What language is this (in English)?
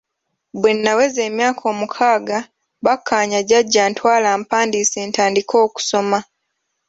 Ganda